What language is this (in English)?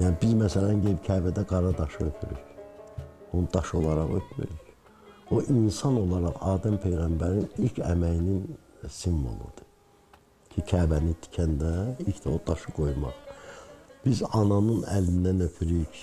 Turkish